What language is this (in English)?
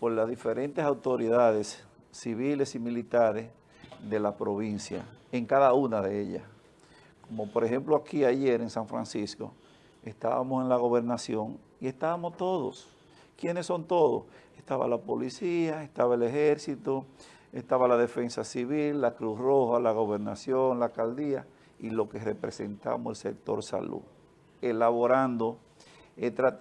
Spanish